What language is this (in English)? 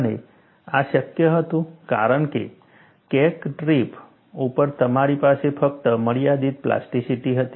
Gujarati